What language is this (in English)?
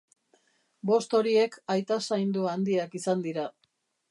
Basque